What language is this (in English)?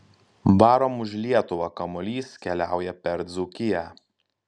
Lithuanian